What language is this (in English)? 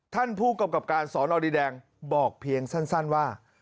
Thai